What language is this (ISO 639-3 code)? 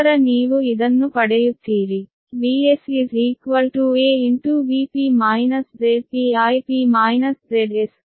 kan